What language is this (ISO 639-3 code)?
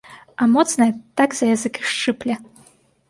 bel